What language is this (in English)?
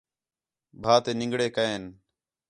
Khetrani